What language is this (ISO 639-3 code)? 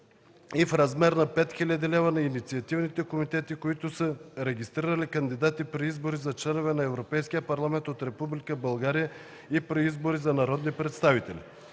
bul